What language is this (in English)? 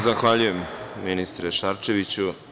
Serbian